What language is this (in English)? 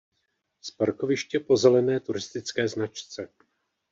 Czech